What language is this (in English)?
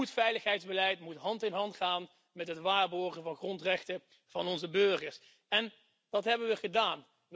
Dutch